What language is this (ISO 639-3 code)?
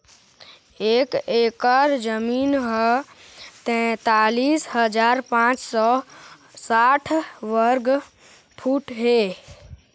hne